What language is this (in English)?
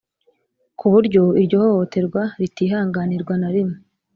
Kinyarwanda